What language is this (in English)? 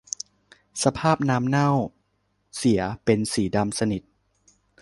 Thai